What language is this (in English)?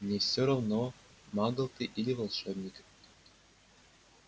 Russian